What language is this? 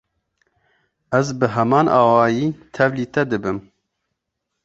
Kurdish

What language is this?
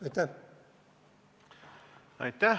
Estonian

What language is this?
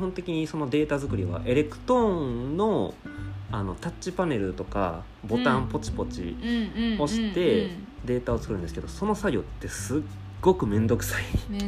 Japanese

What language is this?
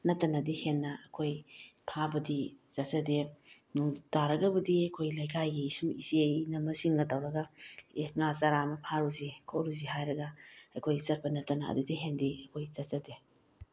Manipuri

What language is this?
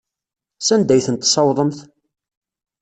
Kabyle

